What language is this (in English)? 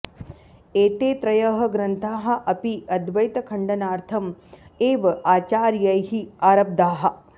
Sanskrit